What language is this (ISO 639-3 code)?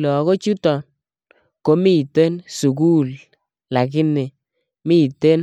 kln